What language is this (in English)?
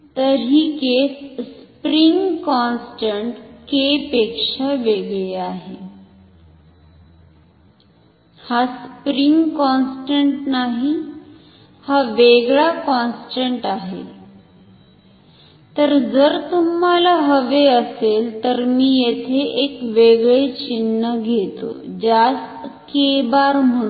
Marathi